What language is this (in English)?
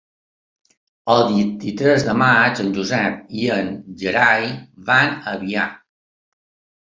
Catalan